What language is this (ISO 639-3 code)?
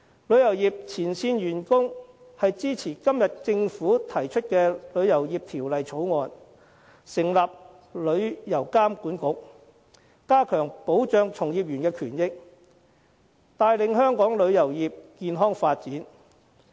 yue